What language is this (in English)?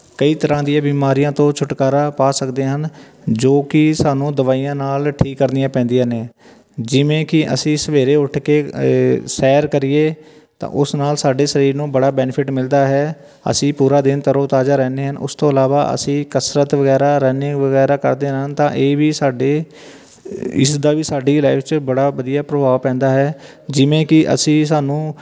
Punjabi